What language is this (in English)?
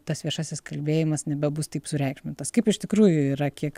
Lithuanian